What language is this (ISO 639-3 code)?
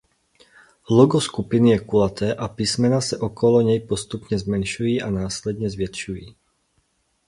ces